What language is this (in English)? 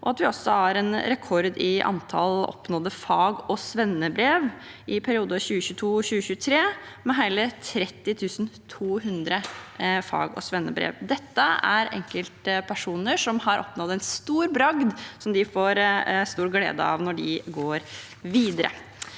Norwegian